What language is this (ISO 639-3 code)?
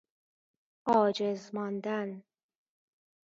fas